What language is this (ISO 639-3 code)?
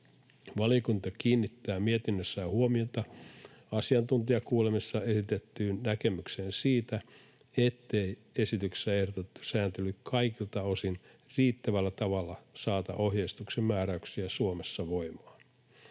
fin